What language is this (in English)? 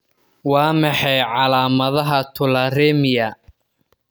Somali